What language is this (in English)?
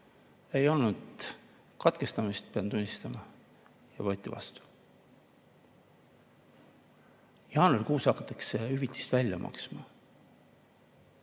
Estonian